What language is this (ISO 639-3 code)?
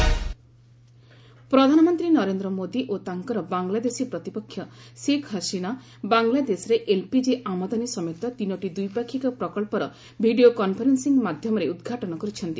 ori